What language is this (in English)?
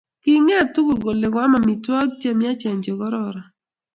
Kalenjin